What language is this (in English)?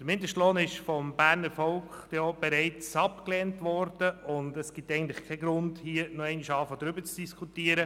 Swiss German